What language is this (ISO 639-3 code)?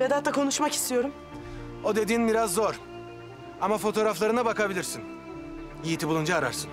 tur